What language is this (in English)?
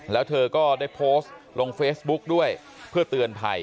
Thai